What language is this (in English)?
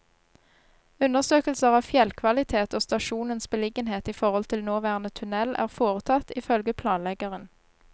Norwegian